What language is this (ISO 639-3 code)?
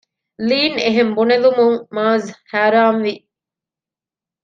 div